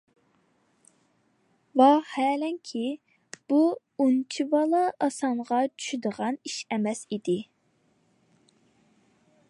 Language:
Uyghur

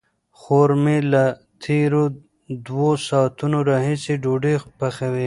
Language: Pashto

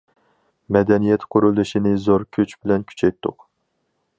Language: Uyghur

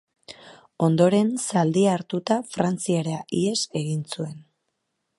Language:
Basque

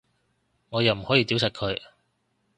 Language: Cantonese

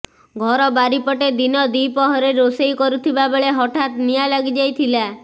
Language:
Odia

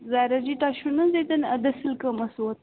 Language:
Kashmiri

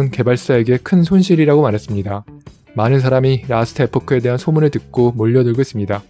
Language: Korean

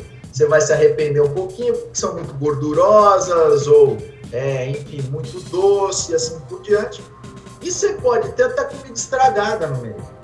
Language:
Portuguese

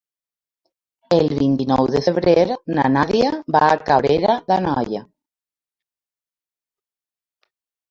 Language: Catalan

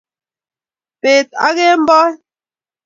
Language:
Kalenjin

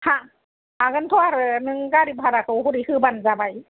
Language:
Bodo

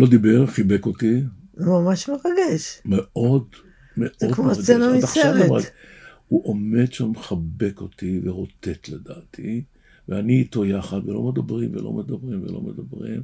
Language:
Hebrew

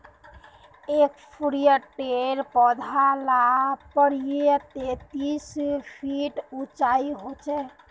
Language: Magahi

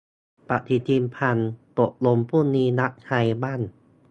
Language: Thai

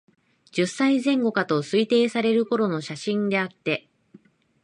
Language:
Japanese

